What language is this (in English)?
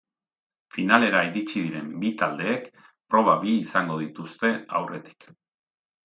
Basque